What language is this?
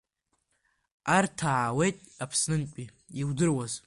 Abkhazian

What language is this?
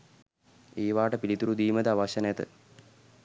Sinhala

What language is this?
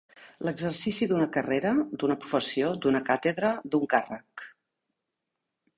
Catalan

